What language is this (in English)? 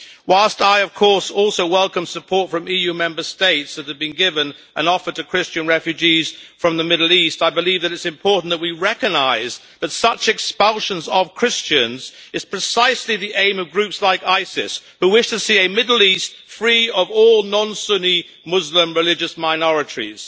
English